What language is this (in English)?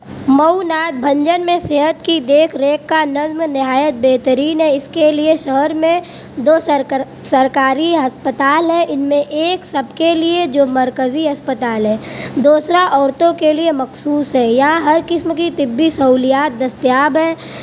Urdu